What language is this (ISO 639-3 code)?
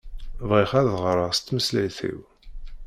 kab